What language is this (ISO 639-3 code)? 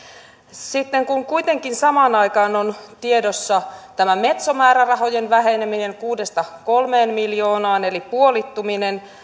fin